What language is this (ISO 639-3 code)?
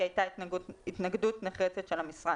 heb